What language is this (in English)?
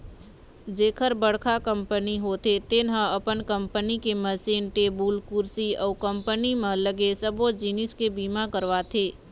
Chhattisgarhi